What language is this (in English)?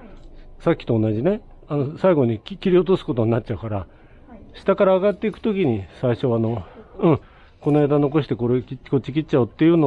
Japanese